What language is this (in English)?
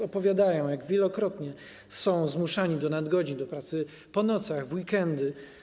Polish